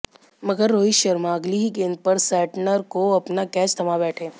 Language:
Hindi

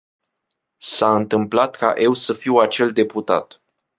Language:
Romanian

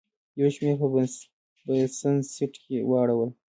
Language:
Pashto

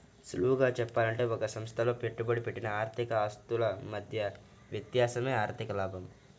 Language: Telugu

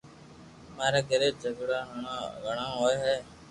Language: Loarki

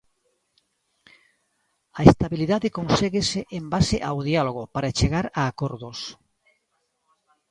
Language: Galician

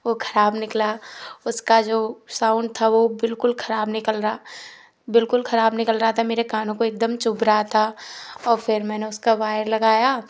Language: Hindi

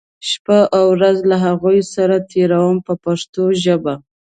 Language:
Pashto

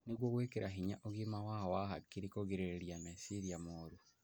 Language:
Kikuyu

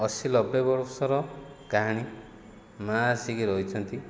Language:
Odia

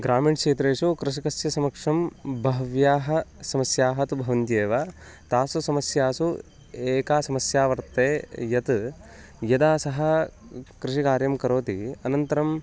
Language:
Sanskrit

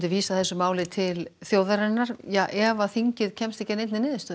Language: Icelandic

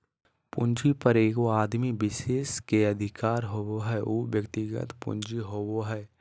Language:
Magahi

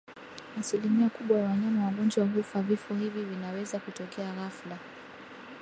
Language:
Swahili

